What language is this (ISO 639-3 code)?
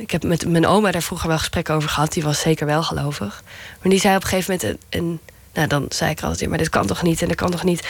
nld